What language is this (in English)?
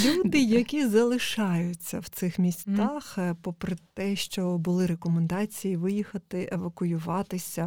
Ukrainian